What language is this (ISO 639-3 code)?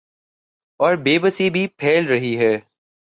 urd